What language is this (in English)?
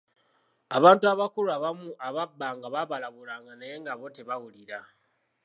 Ganda